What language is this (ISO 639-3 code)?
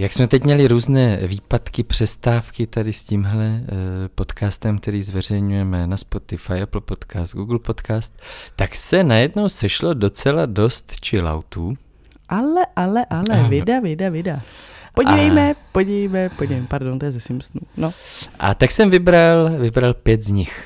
ces